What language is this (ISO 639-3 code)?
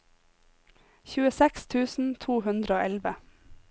nor